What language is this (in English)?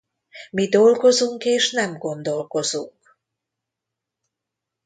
Hungarian